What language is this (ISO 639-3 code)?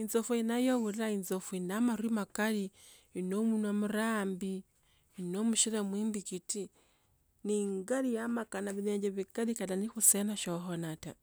lto